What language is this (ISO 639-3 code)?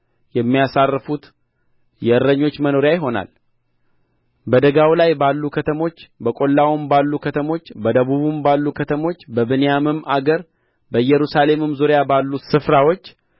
amh